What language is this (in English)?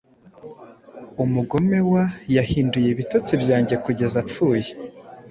Kinyarwanda